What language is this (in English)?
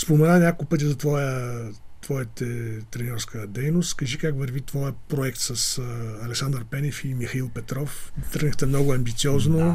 Bulgarian